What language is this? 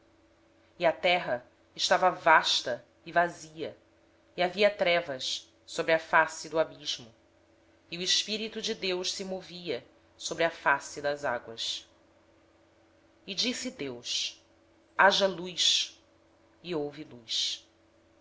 Portuguese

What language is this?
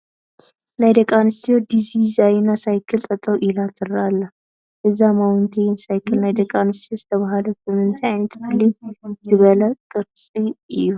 Tigrinya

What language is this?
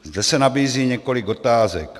Czech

